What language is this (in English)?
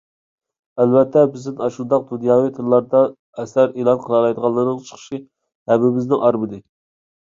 Uyghur